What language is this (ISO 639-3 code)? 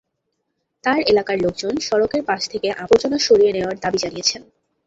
ben